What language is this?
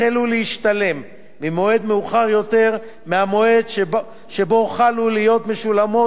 Hebrew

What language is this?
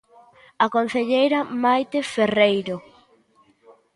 Galician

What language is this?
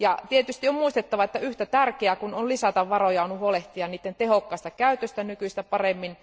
Finnish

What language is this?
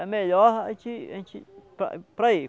Portuguese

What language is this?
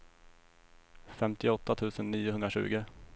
Swedish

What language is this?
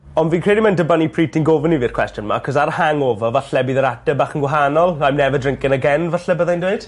Welsh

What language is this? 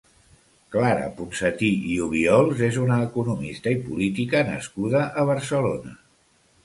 Catalan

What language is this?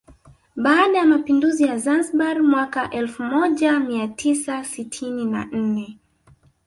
Swahili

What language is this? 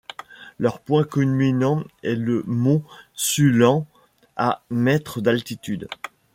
French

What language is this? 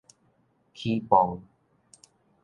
Min Nan Chinese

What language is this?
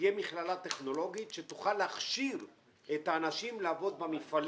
Hebrew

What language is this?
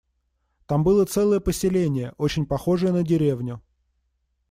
Russian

